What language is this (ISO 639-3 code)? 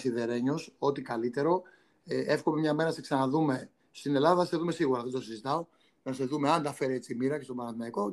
ell